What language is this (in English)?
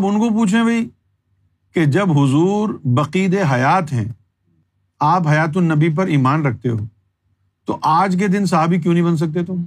Urdu